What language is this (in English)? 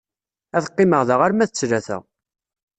Kabyle